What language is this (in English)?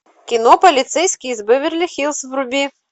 Russian